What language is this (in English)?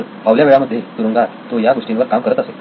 Marathi